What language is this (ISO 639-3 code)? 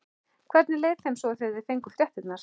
isl